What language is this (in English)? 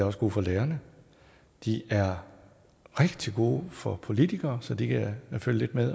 Danish